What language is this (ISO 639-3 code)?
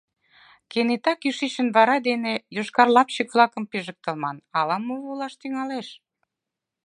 chm